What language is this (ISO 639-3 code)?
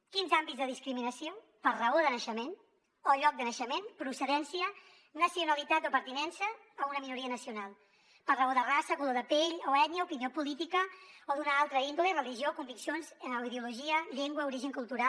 cat